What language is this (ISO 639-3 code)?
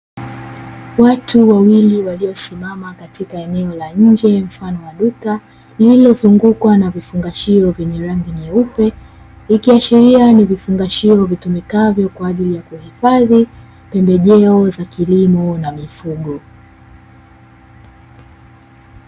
swa